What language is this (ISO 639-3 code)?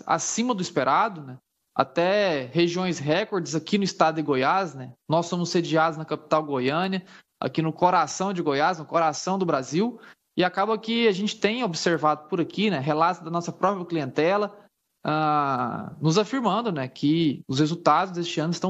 por